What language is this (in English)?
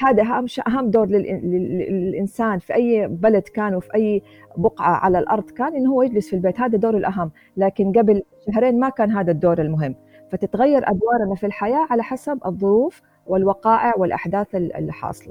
Arabic